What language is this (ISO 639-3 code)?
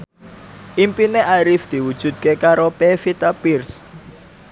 jav